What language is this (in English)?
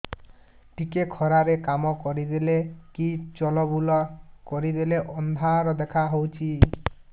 Odia